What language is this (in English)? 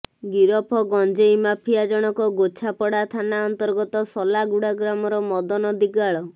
Odia